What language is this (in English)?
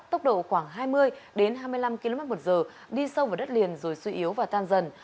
Vietnamese